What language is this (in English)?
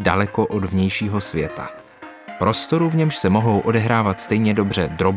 Czech